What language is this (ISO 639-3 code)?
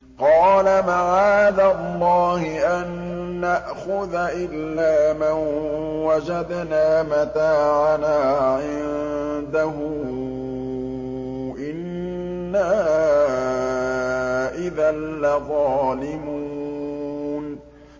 ara